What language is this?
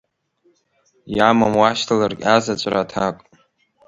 Abkhazian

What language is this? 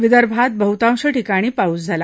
Marathi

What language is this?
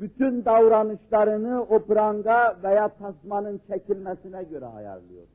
Turkish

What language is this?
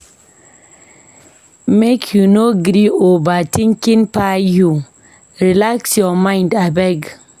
Nigerian Pidgin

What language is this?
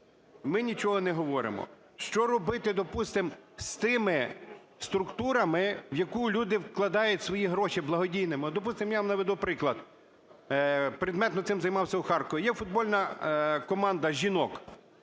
Ukrainian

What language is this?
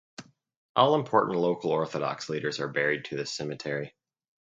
English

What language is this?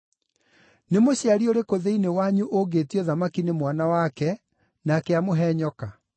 Kikuyu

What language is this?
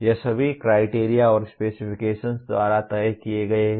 Hindi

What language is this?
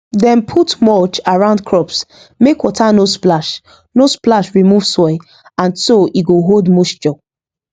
Nigerian Pidgin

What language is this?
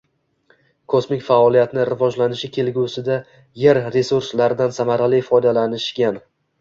Uzbek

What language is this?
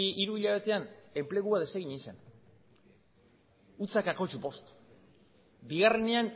Basque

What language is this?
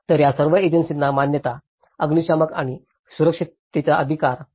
Marathi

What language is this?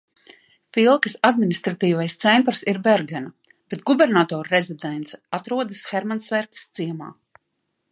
Latvian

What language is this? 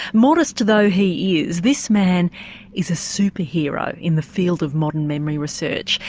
English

